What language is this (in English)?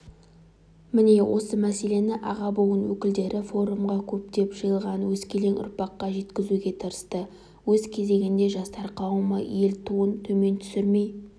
Kazakh